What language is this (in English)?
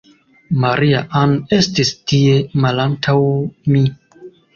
Esperanto